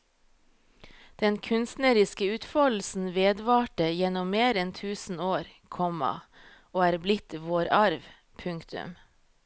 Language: Norwegian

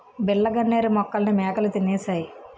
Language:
Telugu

